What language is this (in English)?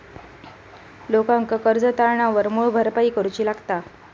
Marathi